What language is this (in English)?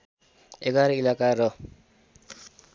Nepali